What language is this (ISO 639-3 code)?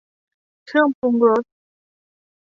tha